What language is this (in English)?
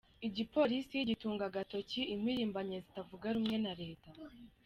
Kinyarwanda